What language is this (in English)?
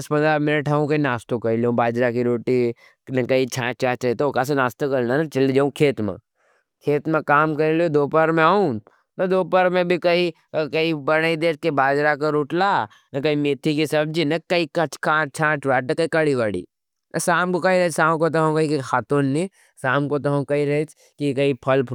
Nimadi